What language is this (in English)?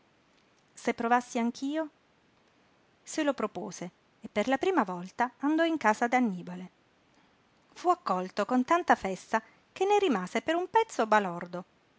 Italian